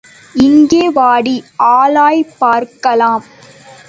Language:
Tamil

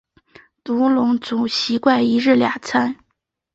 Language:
Chinese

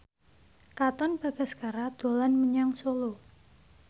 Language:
Javanese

